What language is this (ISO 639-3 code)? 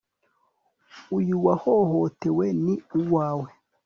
kin